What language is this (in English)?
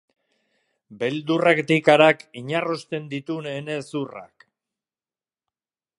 Basque